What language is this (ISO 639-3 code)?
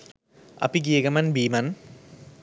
sin